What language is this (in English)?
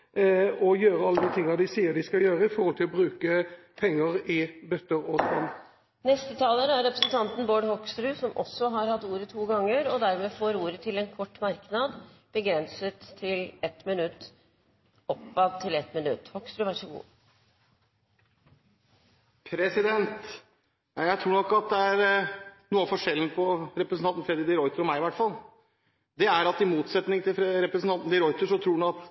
Norwegian Bokmål